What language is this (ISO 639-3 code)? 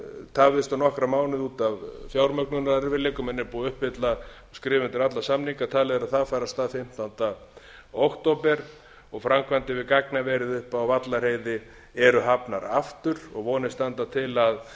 isl